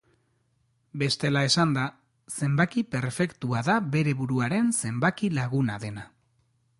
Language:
Basque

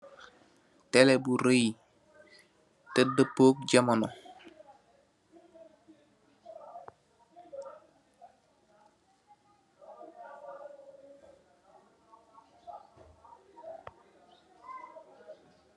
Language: Wolof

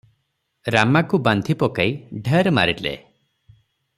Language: Odia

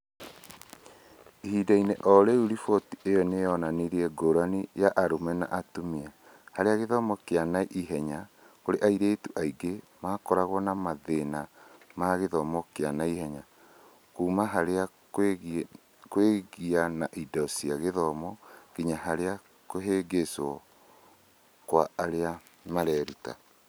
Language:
Kikuyu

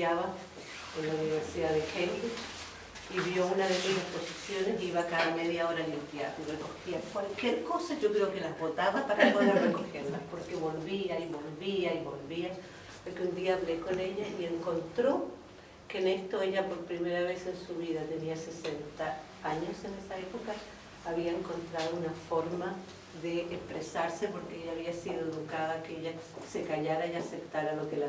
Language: Spanish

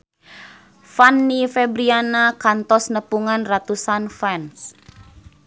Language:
Sundanese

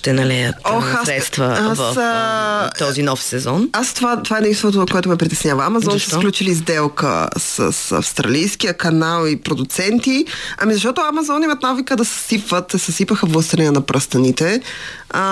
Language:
Bulgarian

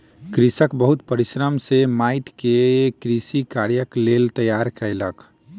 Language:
Maithili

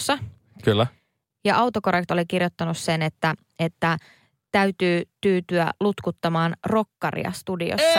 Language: Finnish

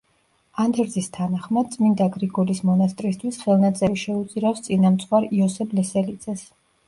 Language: Georgian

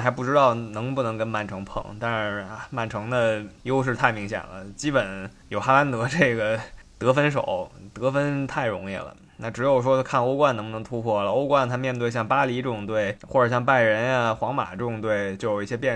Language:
Chinese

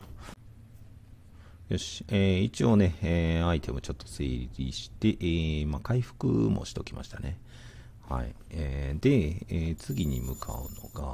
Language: Japanese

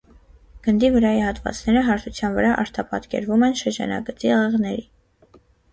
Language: Armenian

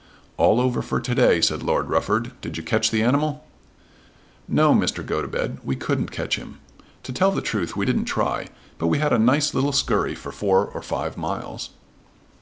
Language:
English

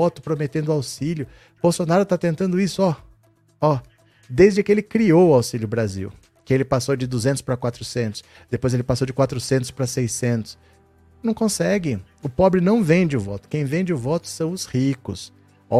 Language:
Portuguese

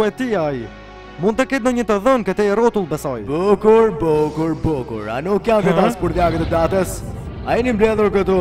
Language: Romanian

